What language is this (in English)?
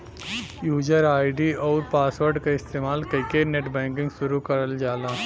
Bhojpuri